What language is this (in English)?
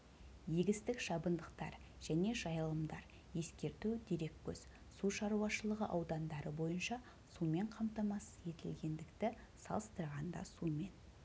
Kazakh